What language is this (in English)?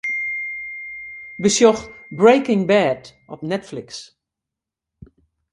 Western Frisian